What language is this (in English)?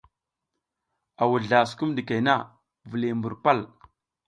South Giziga